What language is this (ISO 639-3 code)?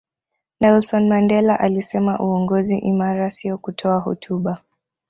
swa